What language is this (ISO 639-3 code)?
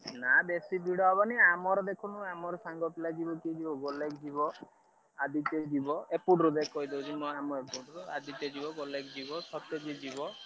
ori